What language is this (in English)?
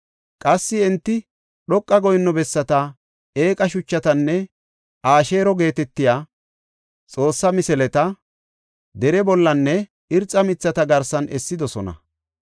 Gofa